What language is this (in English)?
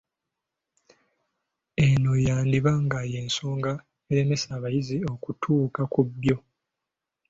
Ganda